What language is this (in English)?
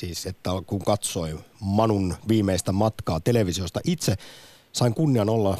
Finnish